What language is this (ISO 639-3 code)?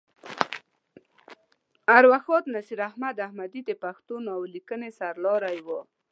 pus